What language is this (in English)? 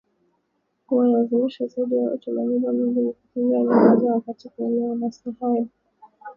Swahili